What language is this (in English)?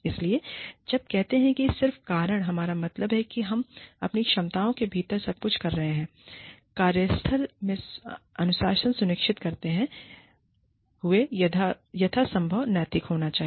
Hindi